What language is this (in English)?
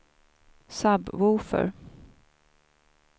Swedish